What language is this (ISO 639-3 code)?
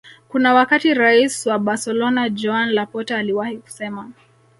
swa